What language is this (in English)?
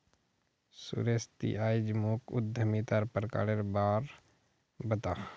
Magahi